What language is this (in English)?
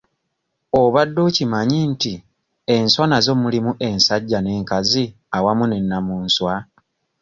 Ganda